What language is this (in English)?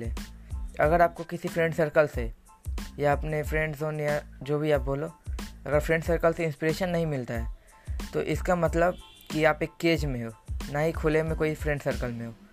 Hindi